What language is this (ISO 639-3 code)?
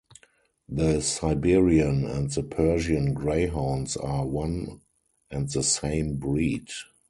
eng